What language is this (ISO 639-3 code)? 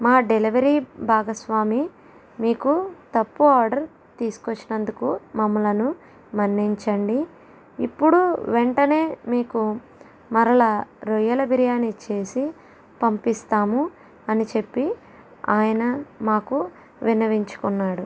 tel